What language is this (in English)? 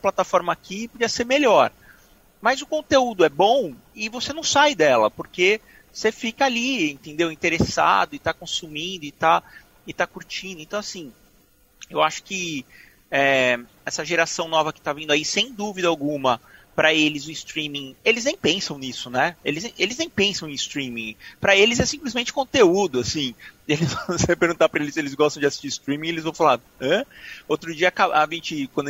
Portuguese